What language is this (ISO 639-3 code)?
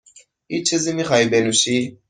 fas